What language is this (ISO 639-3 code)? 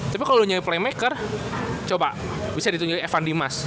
ind